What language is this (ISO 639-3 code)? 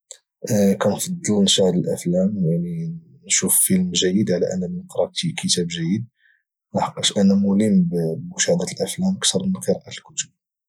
ary